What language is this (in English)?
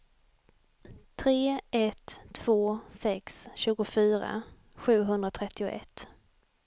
Swedish